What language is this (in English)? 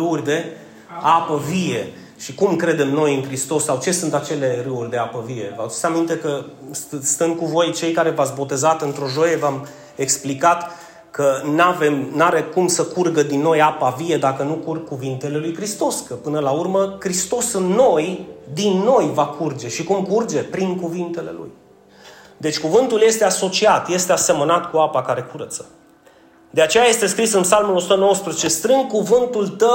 Romanian